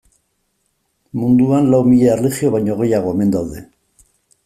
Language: Basque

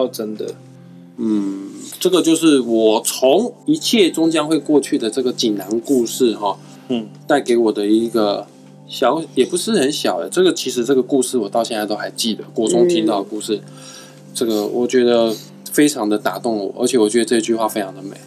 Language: Chinese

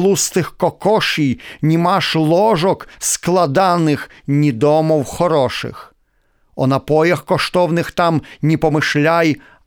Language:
Ukrainian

